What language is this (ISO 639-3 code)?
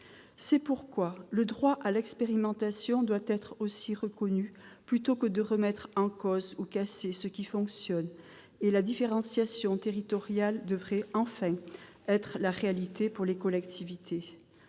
fra